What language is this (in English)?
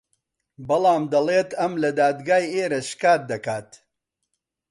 Central Kurdish